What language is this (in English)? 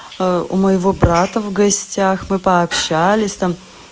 Russian